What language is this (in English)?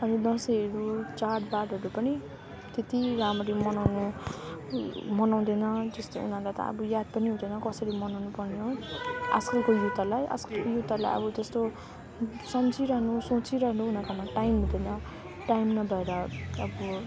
Nepali